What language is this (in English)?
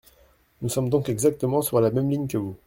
French